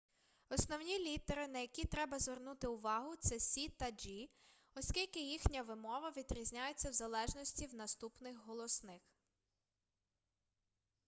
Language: Ukrainian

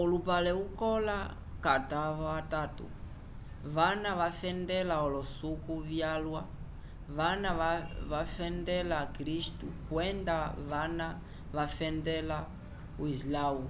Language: Umbundu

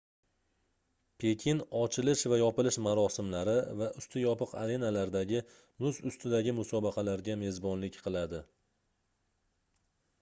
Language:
Uzbek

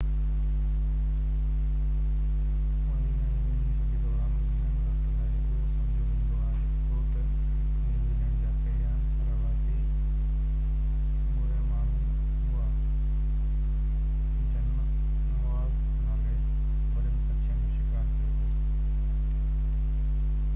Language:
Sindhi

